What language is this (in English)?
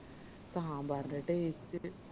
Malayalam